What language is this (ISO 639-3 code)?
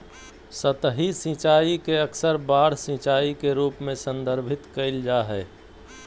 mag